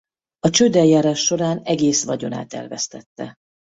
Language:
Hungarian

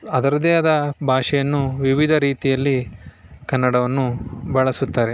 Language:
Kannada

